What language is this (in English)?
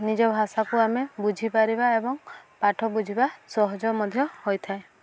Odia